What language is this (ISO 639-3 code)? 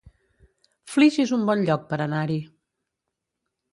cat